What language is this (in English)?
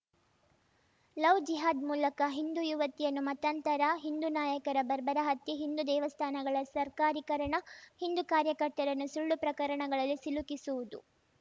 Kannada